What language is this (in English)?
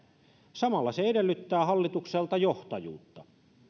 Finnish